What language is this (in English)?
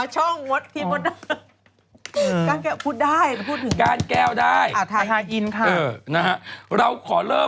Thai